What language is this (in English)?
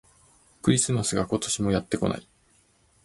Japanese